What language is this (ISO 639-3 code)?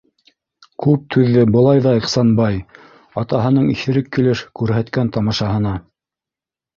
bak